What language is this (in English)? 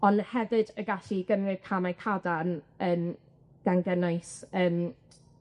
Welsh